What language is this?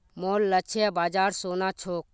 Magahi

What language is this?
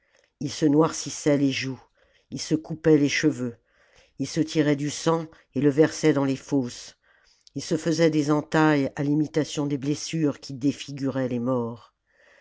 French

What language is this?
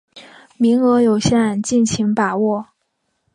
Chinese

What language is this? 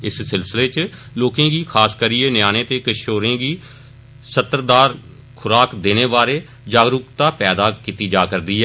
Dogri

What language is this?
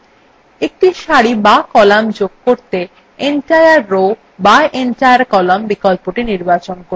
Bangla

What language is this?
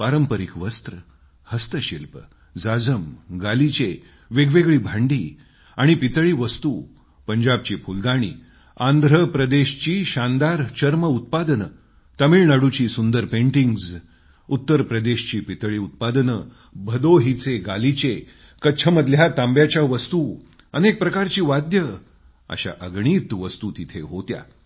Marathi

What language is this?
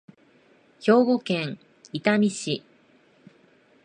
Japanese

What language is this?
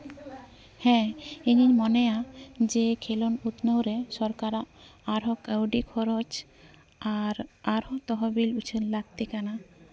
Santali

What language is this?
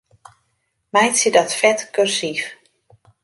Western Frisian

